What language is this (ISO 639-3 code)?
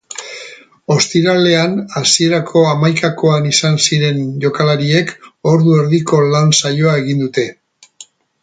eus